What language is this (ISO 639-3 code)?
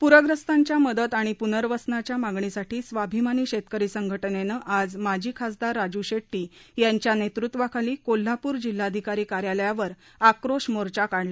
mar